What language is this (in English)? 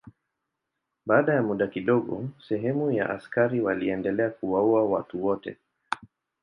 Swahili